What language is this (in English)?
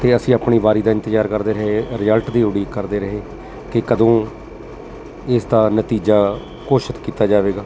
Punjabi